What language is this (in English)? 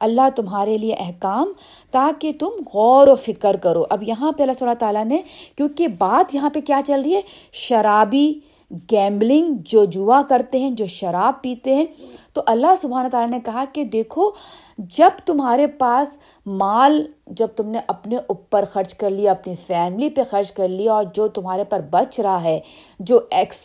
Urdu